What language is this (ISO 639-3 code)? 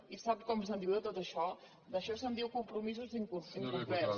cat